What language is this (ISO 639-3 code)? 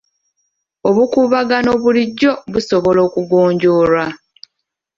lug